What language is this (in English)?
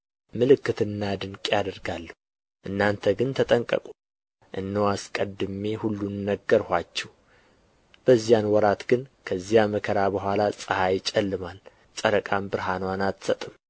Amharic